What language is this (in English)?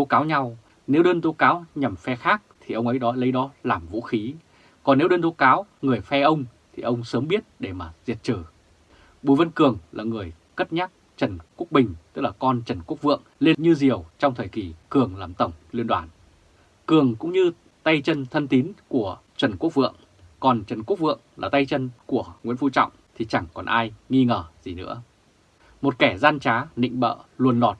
Vietnamese